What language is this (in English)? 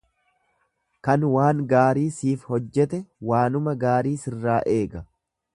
Oromo